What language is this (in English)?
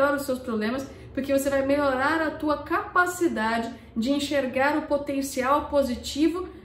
Portuguese